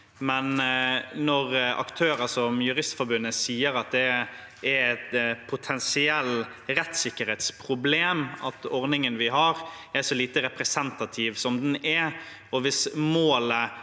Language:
Norwegian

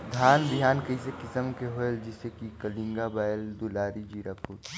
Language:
Chhattisgarhi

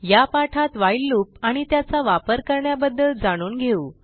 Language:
Marathi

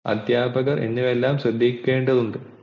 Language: Malayalam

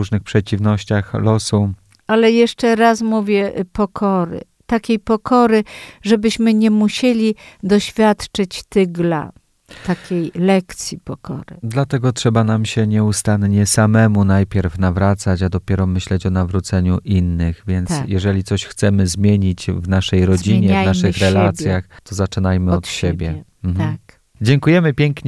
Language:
Polish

